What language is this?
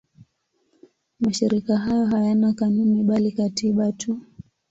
Swahili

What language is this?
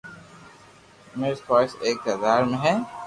Loarki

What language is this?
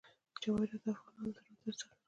Pashto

